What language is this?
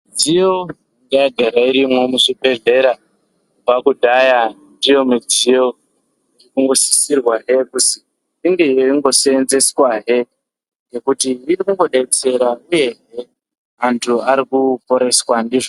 Ndau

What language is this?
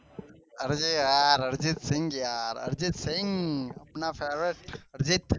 Gujarati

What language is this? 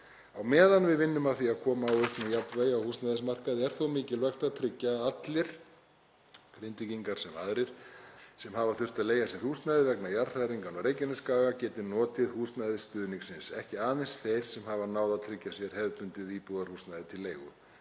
Icelandic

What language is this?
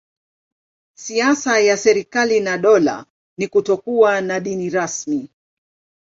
Swahili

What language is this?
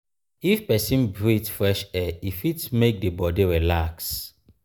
Nigerian Pidgin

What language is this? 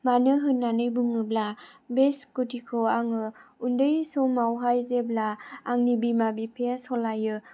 Bodo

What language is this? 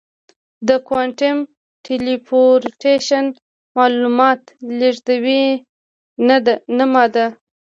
Pashto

